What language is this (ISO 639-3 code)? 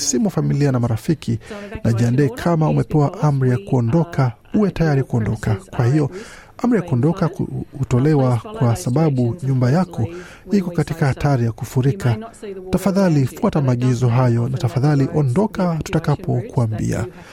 swa